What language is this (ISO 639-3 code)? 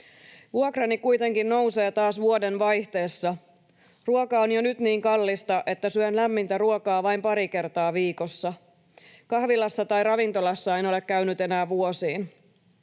fin